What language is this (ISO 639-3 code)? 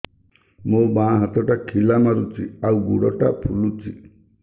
ori